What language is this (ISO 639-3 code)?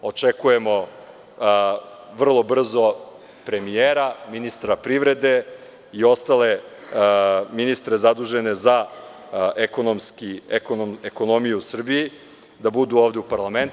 srp